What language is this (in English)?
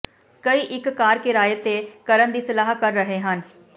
Punjabi